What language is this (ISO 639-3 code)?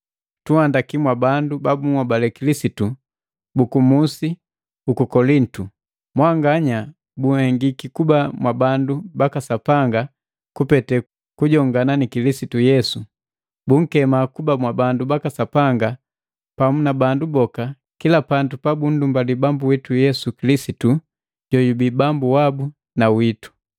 mgv